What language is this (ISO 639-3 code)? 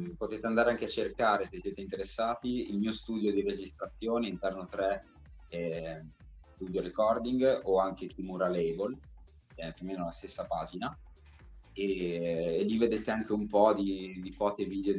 ita